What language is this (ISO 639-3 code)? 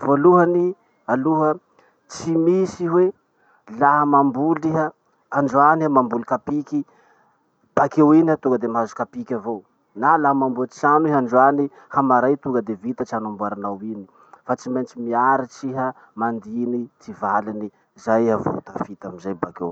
msh